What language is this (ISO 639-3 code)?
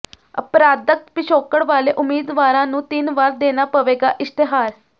pan